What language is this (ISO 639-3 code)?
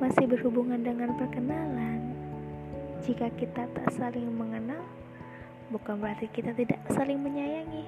ind